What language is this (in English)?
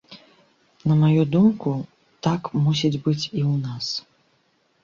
Belarusian